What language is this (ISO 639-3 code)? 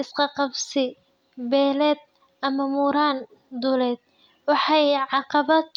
som